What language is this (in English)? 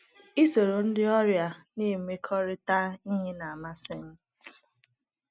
Igbo